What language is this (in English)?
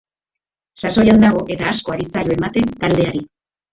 Basque